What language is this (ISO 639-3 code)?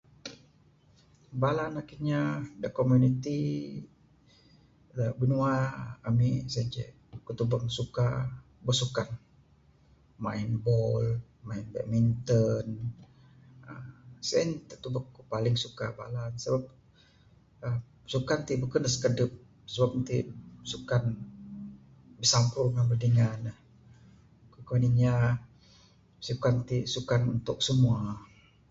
sdo